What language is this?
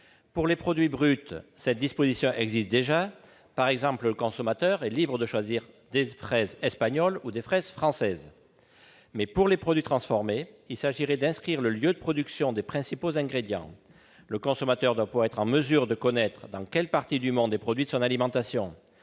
French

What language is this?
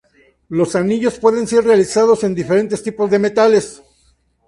Spanish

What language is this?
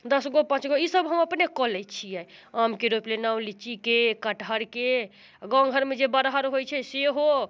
Maithili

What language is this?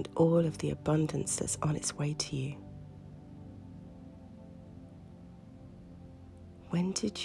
English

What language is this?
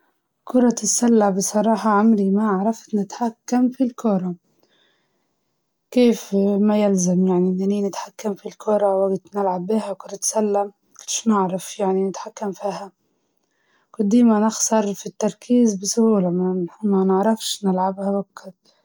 Libyan Arabic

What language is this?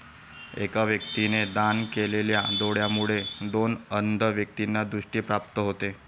Marathi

